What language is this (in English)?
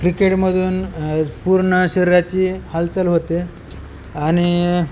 Marathi